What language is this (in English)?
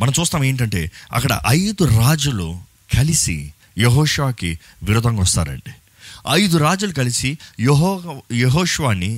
Telugu